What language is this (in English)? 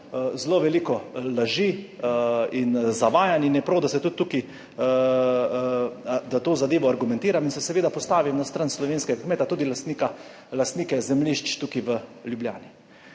Slovenian